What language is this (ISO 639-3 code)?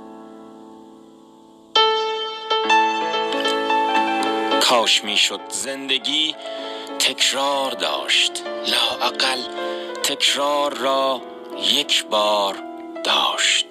fas